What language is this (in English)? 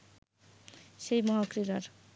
Bangla